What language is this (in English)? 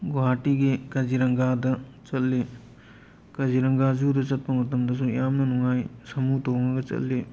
Manipuri